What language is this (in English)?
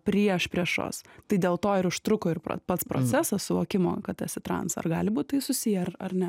Lithuanian